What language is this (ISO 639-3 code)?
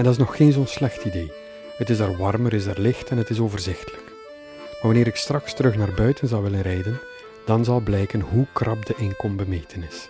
nld